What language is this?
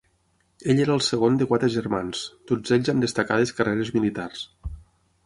Catalan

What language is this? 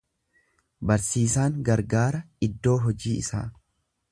Oromo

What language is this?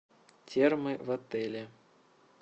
Russian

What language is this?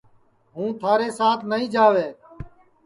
Sansi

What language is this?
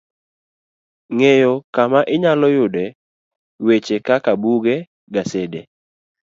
Luo (Kenya and Tanzania)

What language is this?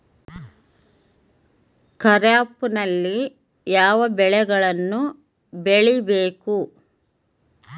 Kannada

